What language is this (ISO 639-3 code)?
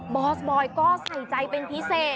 tha